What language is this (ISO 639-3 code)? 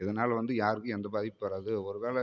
tam